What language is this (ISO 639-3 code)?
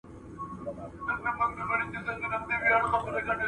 pus